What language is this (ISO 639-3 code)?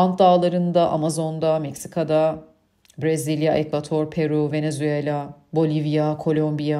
tur